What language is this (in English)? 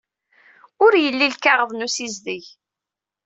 Kabyle